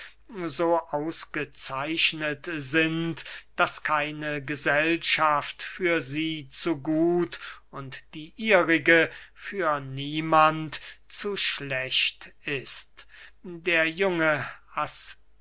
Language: German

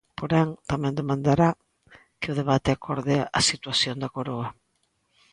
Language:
Galician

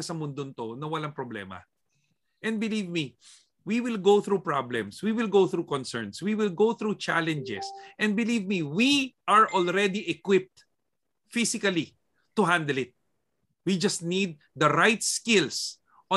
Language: Filipino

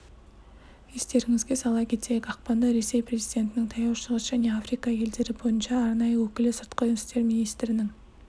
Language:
Kazakh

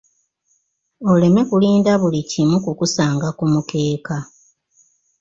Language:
Ganda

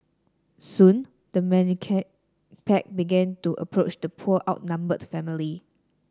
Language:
English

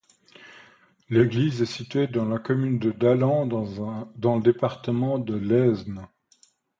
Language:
French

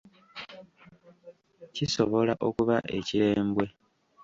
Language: Ganda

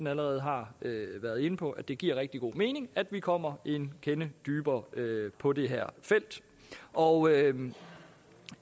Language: Danish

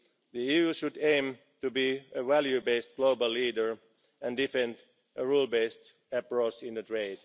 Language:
English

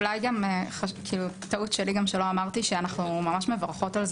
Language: Hebrew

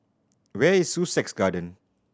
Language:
English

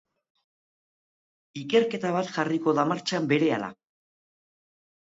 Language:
Basque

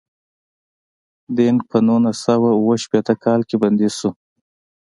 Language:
Pashto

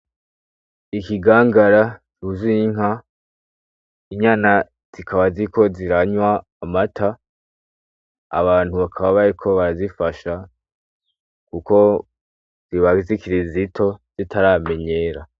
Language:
Rundi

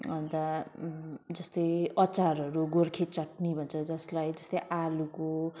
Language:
Nepali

